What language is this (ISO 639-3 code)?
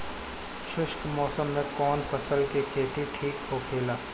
bho